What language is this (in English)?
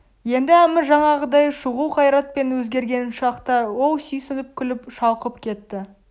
Kazakh